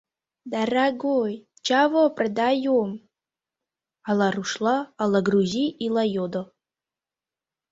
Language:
Mari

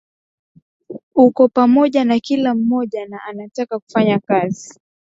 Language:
Swahili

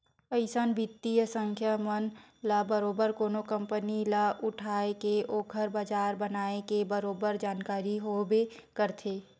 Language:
Chhattisgarhi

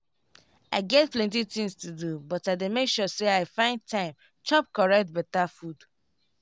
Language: Nigerian Pidgin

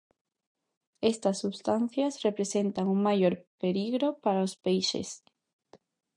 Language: Galician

